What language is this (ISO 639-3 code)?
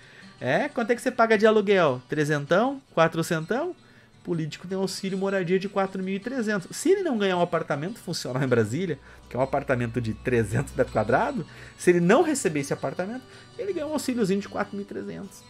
por